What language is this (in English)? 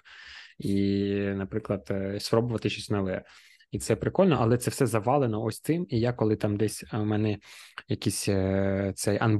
Ukrainian